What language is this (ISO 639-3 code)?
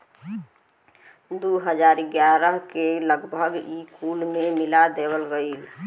bho